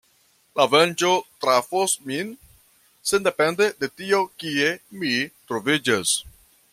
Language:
Esperanto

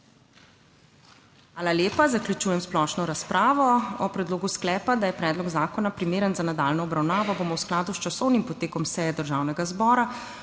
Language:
Slovenian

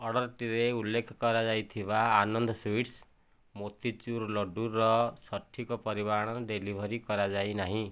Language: Odia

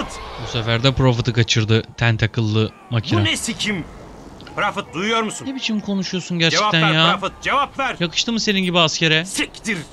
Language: Turkish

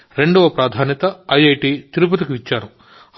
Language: Telugu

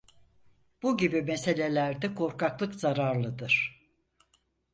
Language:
Turkish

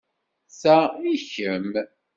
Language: Kabyle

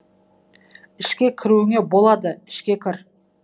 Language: Kazakh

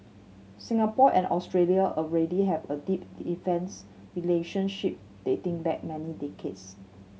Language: English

